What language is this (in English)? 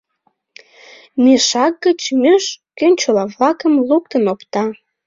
Mari